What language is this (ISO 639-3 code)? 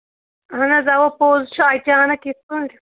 kas